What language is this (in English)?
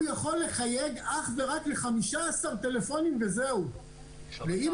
Hebrew